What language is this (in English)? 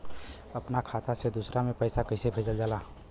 Bhojpuri